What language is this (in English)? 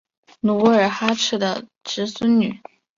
Chinese